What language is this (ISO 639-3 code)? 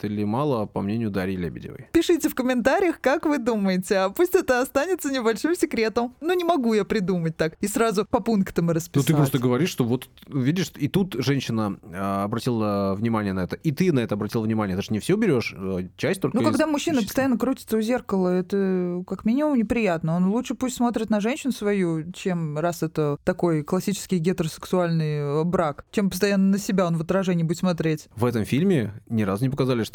rus